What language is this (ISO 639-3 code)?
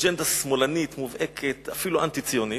heb